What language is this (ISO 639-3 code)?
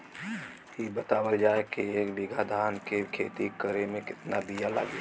bho